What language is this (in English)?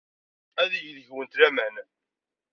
Kabyle